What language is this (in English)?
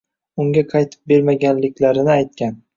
Uzbek